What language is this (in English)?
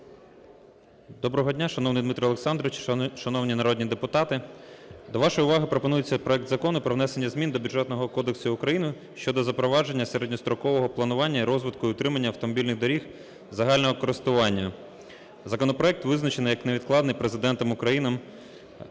Ukrainian